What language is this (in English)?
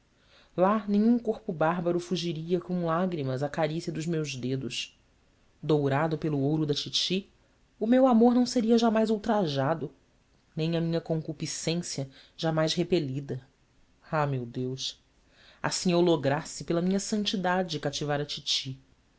Portuguese